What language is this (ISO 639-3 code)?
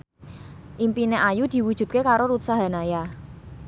jav